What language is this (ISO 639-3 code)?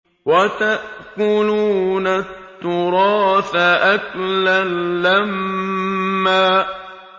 ara